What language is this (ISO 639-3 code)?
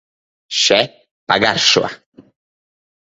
lav